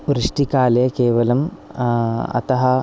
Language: Sanskrit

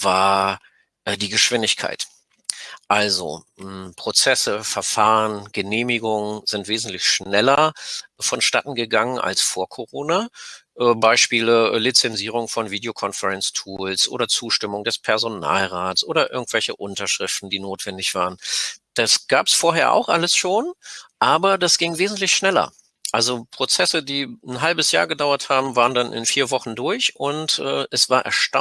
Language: German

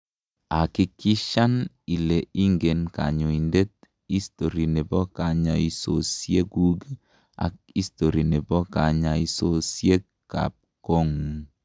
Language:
Kalenjin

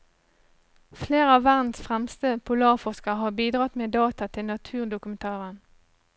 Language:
Norwegian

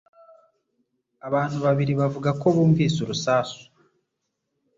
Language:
Kinyarwanda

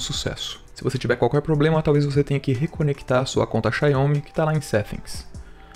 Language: Portuguese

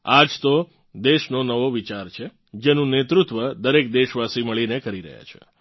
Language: Gujarati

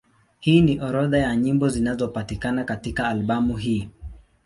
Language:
Swahili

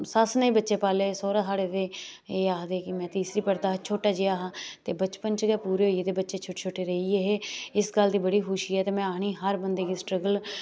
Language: Dogri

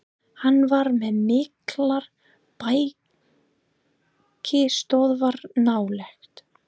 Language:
Icelandic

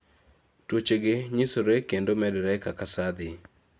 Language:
Luo (Kenya and Tanzania)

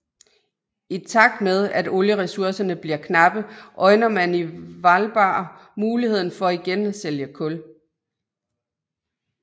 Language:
Danish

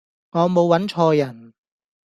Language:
Cantonese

